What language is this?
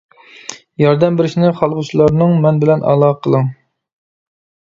Uyghur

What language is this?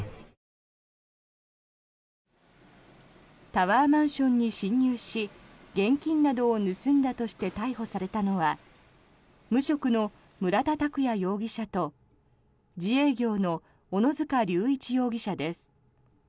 Japanese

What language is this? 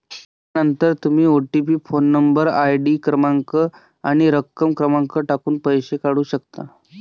Marathi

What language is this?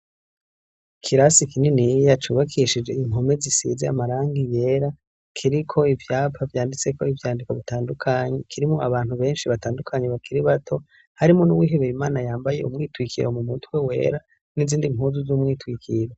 Rundi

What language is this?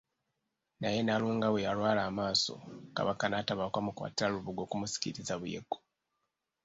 Ganda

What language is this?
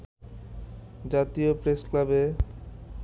Bangla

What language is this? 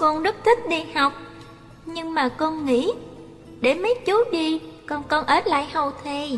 Vietnamese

